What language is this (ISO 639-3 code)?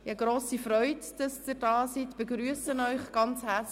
gsw